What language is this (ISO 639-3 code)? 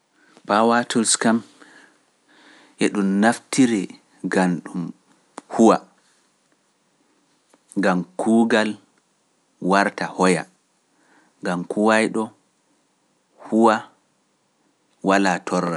fuf